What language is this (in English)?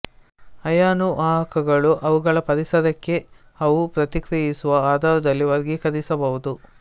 Kannada